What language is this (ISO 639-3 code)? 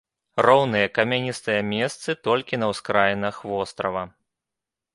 bel